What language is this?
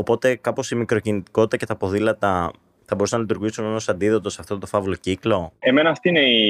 Greek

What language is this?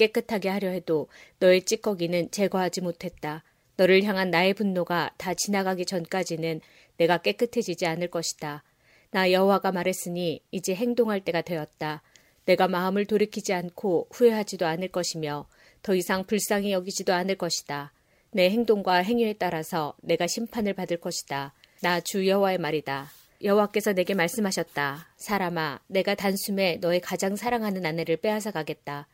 Korean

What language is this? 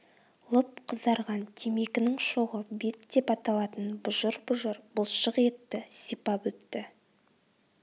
Kazakh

